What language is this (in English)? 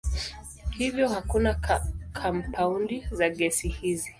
Swahili